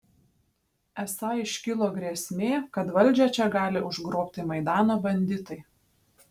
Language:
Lithuanian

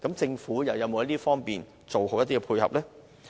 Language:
Cantonese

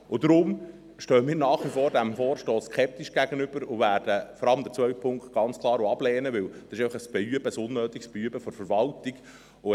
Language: Swiss German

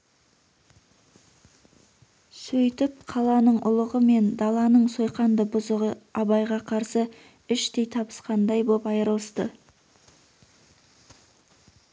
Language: Kazakh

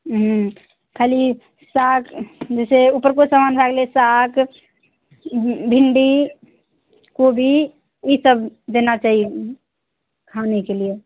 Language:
Maithili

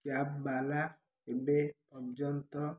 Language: Odia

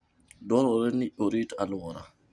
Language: Luo (Kenya and Tanzania)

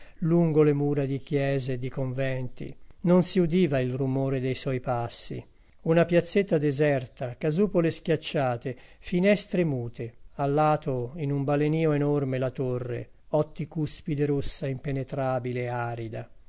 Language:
Italian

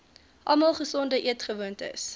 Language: Afrikaans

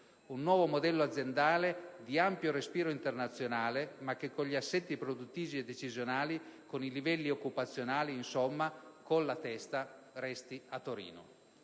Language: Italian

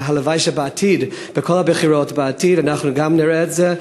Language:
Hebrew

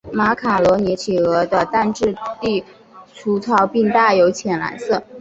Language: Chinese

